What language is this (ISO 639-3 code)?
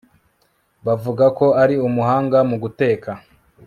kin